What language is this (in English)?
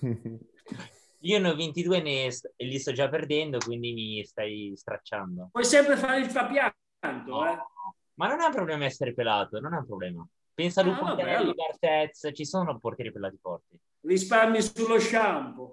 Italian